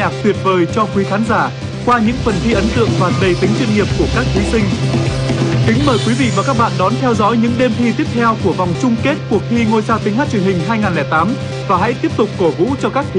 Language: Vietnamese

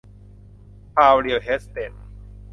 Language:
Thai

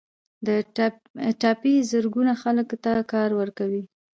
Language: Pashto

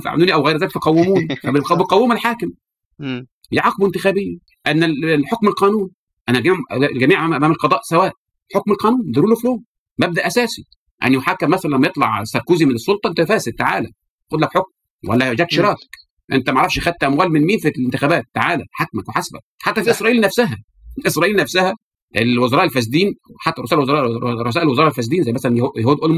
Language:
Arabic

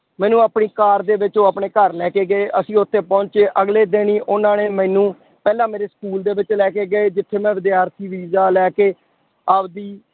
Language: Punjabi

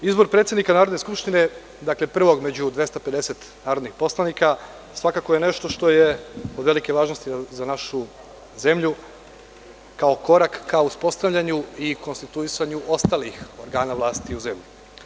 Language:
Serbian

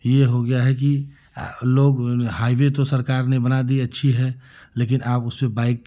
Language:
Hindi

